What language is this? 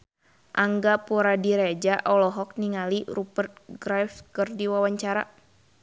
Sundanese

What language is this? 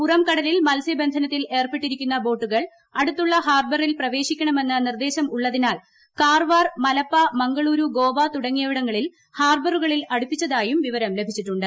Malayalam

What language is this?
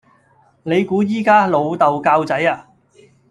Cantonese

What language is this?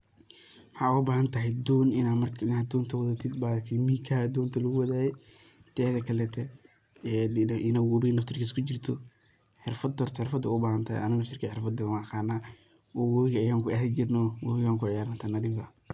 Somali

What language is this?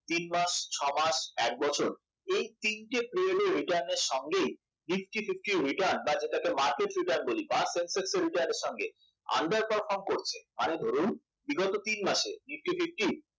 Bangla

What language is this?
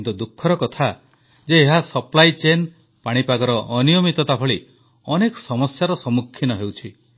Odia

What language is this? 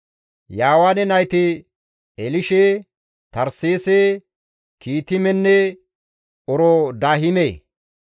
Gamo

